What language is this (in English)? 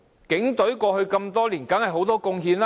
Cantonese